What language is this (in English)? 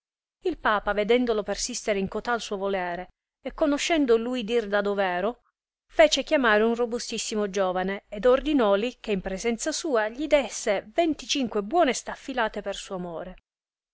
Italian